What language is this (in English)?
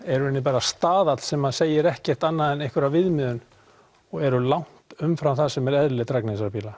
Icelandic